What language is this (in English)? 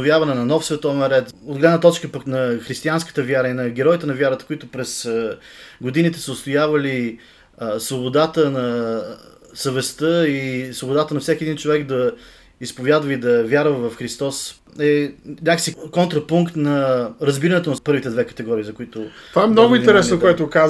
Bulgarian